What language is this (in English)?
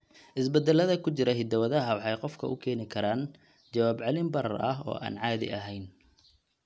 Somali